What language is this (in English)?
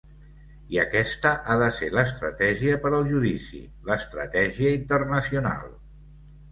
Catalan